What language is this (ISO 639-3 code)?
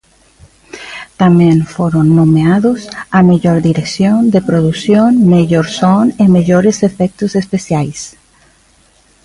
glg